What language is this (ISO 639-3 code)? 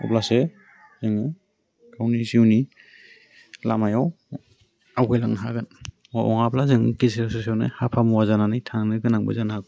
brx